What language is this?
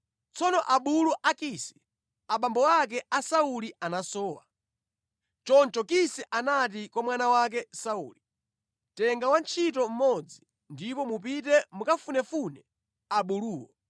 Nyanja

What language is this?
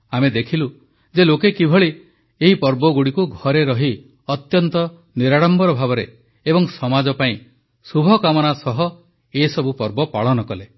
Odia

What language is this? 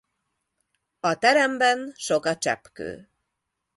Hungarian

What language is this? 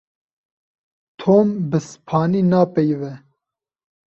Kurdish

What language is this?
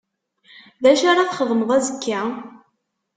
Kabyle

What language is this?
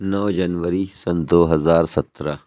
Urdu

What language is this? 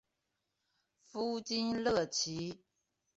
Chinese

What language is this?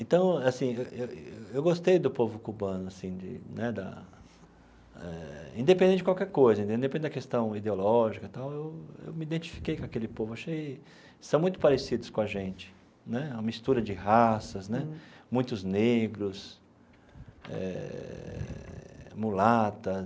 Portuguese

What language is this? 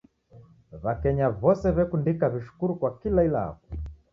Taita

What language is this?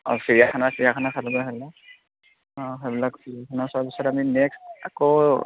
Assamese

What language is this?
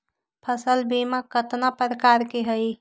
Magahi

